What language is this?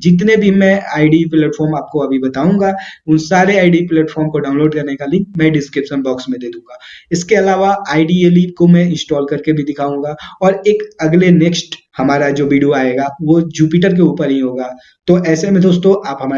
Hindi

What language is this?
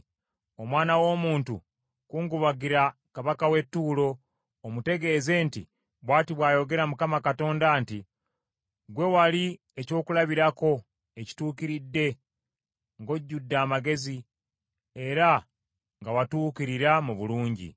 Ganda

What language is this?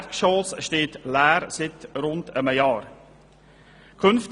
Swiss German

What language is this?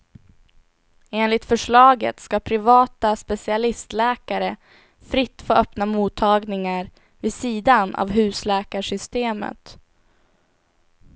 Swedish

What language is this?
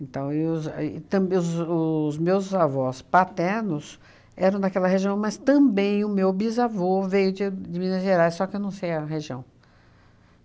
Portuguese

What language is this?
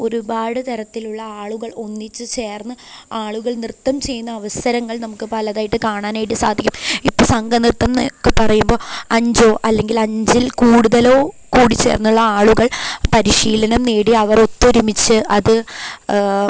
Malayalam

